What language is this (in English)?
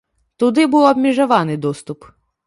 Belarusian